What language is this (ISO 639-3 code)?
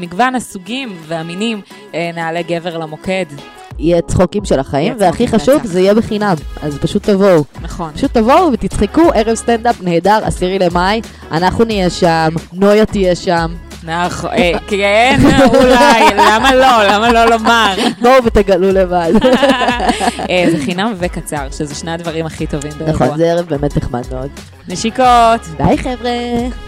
heb